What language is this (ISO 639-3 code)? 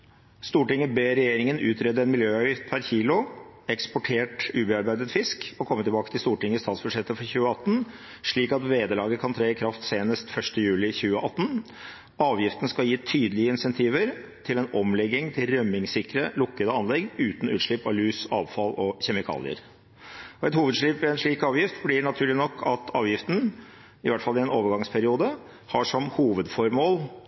nob